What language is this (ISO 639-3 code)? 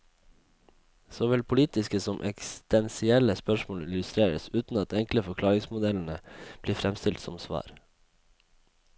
nor